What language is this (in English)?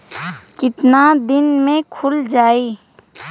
Bhojpuri